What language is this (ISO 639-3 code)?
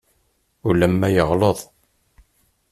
kab